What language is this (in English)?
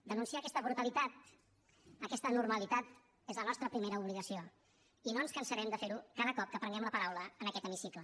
Catalan